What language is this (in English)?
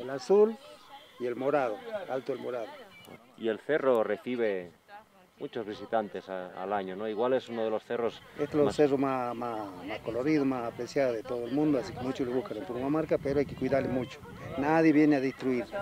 Spanish